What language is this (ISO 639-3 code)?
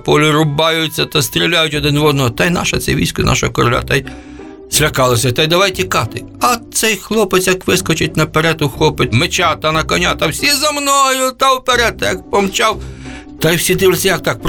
ukr